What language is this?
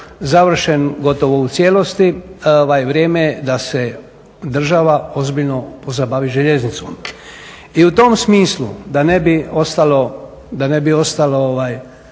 Croatian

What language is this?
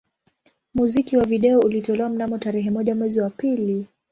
Swahili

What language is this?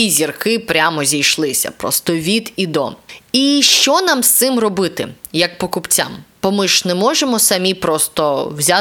Ukrainian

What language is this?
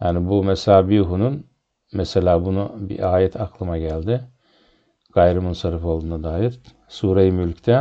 Turkish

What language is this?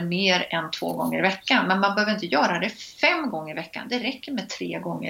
Swedish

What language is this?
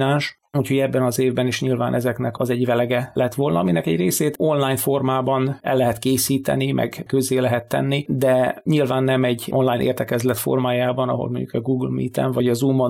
Hungarian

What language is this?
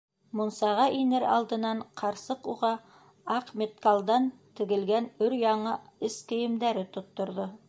Bashkir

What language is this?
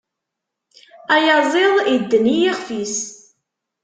Kabyle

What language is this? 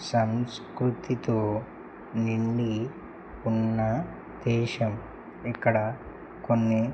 Telugu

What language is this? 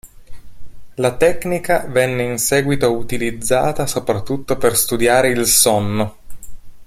Italian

